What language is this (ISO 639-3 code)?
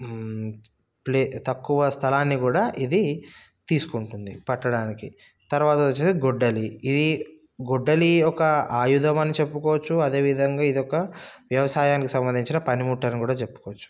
tel